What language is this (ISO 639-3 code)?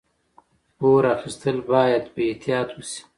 pus